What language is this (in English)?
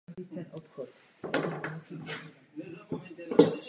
Czech